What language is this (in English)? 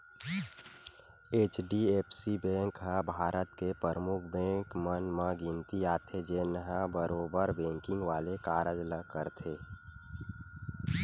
Chhattisgarhi